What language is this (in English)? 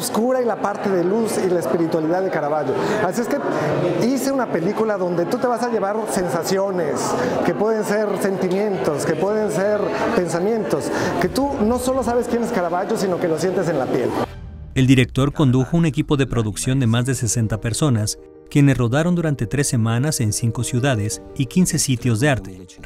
Spanish